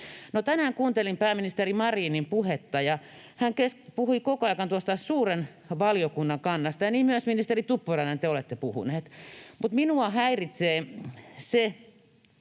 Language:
Finnish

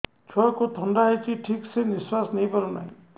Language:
Odia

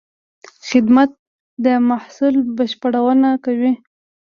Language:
Pashto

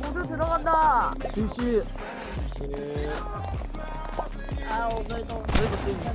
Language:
Korean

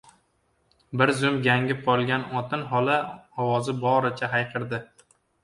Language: Uzbek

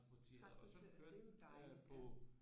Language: Danish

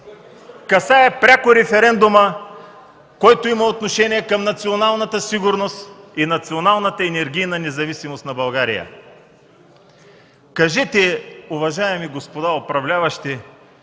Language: Bulgarian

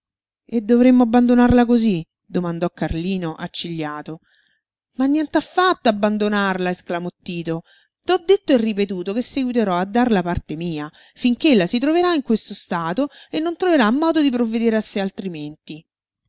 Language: Italian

